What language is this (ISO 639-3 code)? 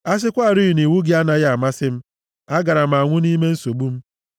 ibo